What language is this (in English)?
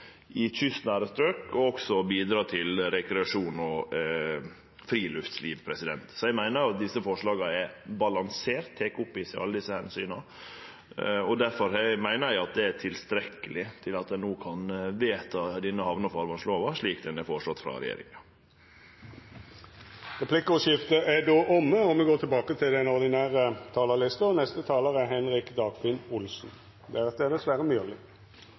Norwegian